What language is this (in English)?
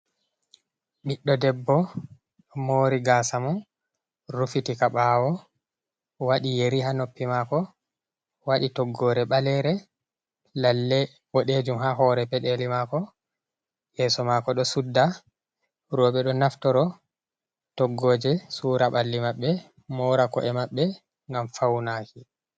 Fula